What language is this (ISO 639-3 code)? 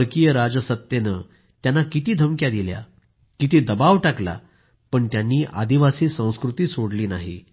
mar